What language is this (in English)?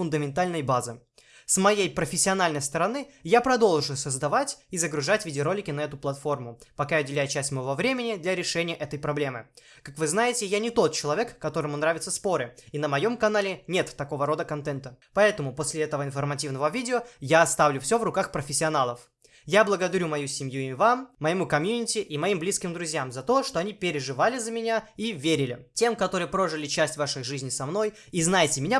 Russian